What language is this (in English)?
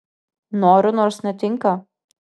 Lithuanian